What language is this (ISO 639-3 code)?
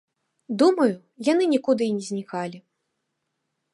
bel